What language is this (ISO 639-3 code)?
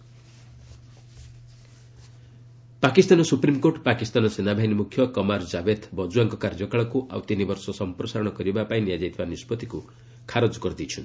ori